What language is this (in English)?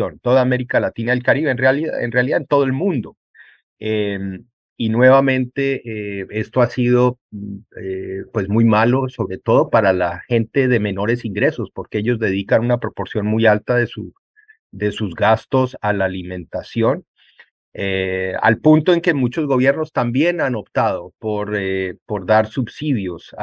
Spanish